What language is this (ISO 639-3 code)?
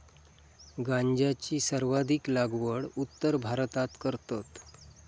mar